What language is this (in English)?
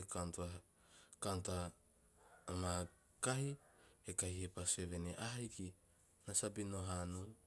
Teop